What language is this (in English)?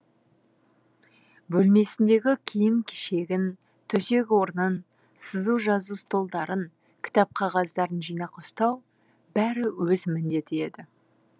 Kazakh